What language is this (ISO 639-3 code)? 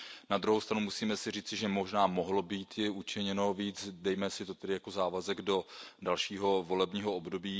ces